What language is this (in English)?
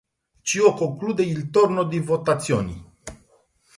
Romanian